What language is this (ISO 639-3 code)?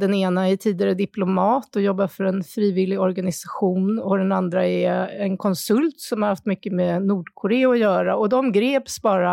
swe